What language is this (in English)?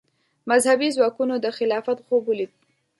Pashto